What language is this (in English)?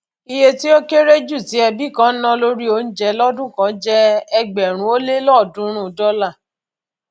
Yoruba